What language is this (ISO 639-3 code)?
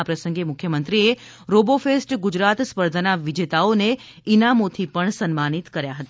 guj